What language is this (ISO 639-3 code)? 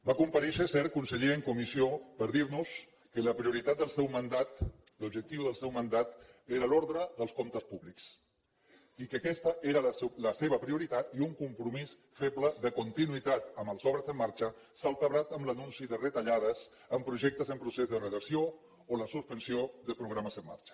cat